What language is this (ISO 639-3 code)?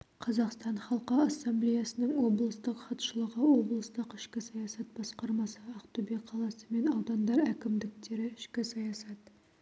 kaz